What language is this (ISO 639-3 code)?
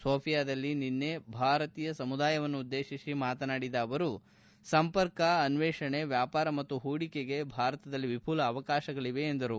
kan